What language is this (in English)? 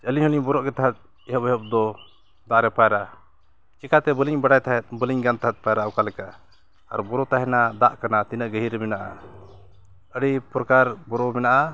Santali